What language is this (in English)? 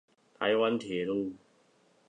Chinese